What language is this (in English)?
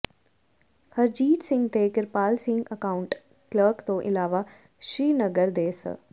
Punjabi